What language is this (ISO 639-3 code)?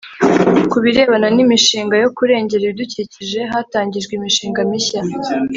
kin